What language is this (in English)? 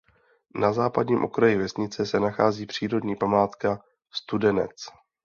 Czech